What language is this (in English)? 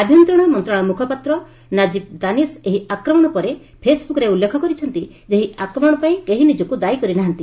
Odia